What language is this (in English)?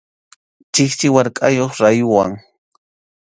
Arequipa-La Unión Quechua